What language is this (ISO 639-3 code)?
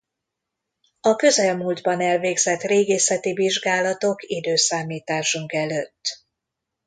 hun